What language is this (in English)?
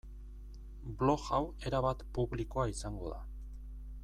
Basque